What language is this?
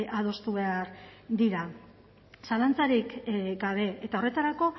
Basque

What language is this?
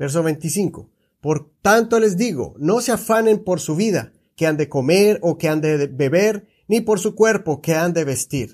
Spanish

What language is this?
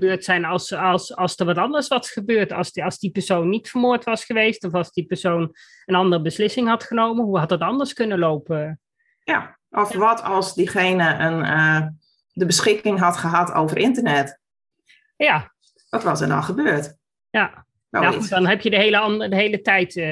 Dutch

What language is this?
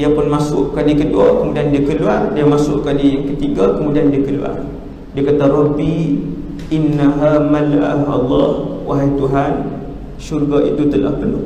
Malay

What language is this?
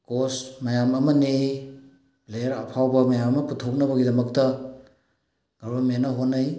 Manipuri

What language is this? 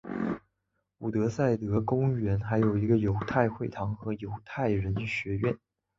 Chinese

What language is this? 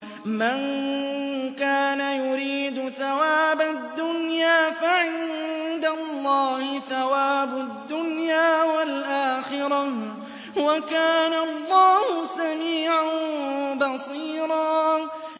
Arabic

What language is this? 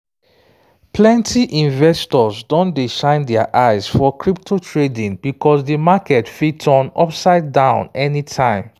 Nigerian Pidgin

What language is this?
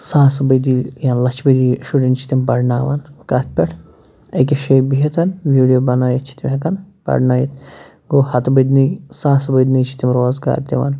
Kashmiri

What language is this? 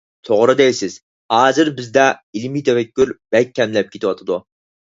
Uyghur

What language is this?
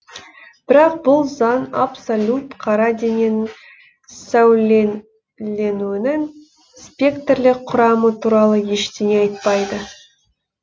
Kazakh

